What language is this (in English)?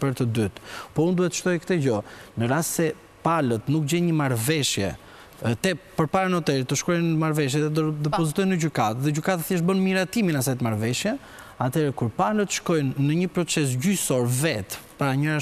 Romanian